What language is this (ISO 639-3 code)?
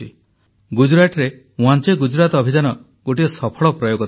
ori